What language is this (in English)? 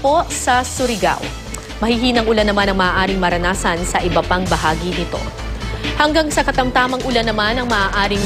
Filipino